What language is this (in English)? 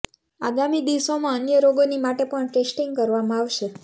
Gujarati